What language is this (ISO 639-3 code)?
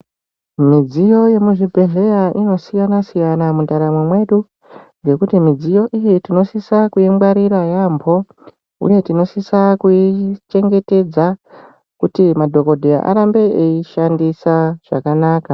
ndc